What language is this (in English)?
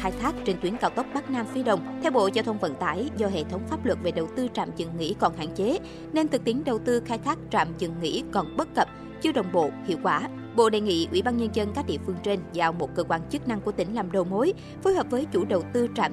Vietnamese